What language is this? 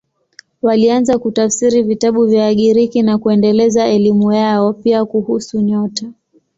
Swahili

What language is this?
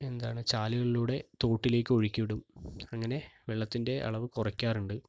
Malayalam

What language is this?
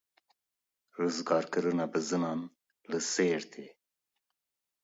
Kurdish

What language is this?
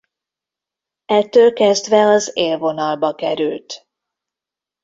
Hungarian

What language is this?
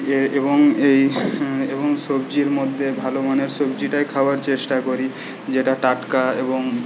Bangla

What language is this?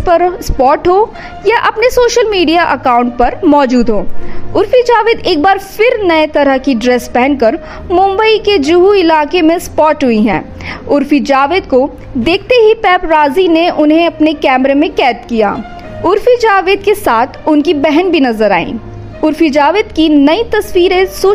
Hindi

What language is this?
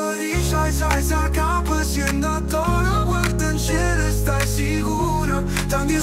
Romanian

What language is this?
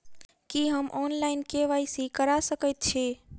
Maithili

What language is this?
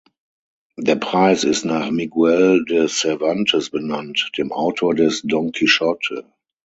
German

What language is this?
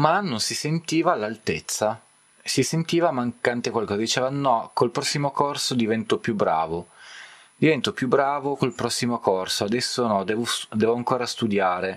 Italian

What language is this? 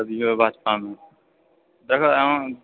Maithili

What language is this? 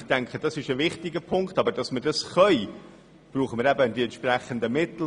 Swiss German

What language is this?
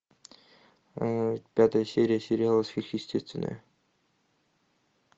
Russian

